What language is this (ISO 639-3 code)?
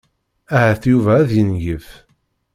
kab